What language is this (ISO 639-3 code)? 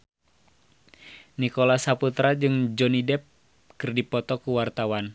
sun